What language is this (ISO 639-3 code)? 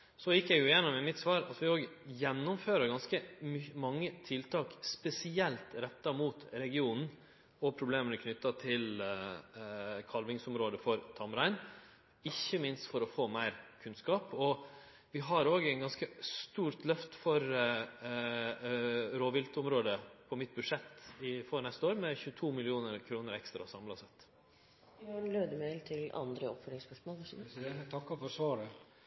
nno